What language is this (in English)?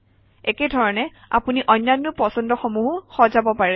Assamese